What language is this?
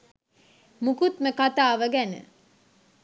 Sinhala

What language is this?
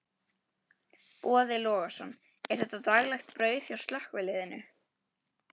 Icelandic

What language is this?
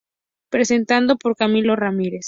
Spanish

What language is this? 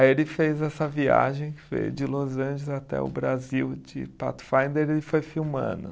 Portuguese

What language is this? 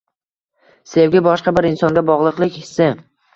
Uzbek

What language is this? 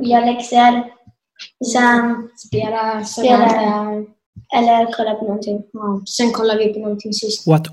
Swedish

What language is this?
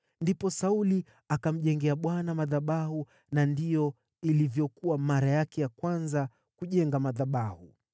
Swahili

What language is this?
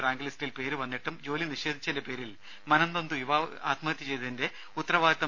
Malayalam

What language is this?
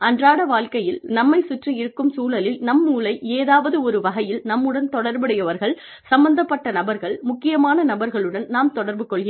Tamil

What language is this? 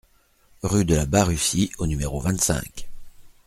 French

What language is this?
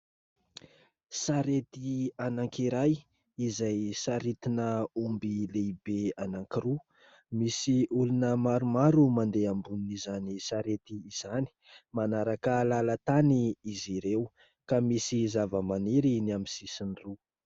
Malagasy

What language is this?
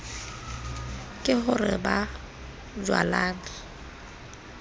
Southern Sotho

